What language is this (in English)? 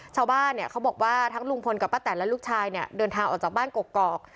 Thai